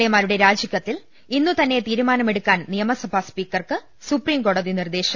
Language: Malayalam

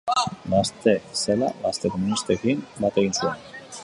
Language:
Basque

